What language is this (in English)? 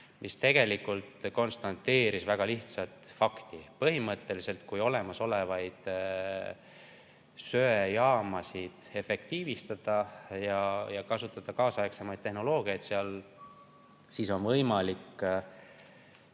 Estonian